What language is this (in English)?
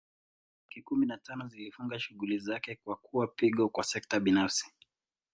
Swahili